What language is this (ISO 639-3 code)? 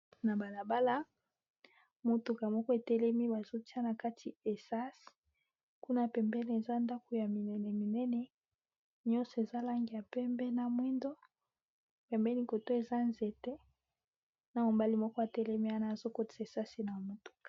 lin